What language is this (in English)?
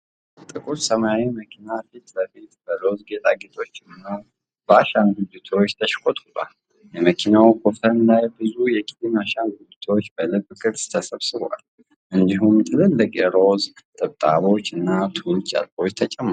Amharic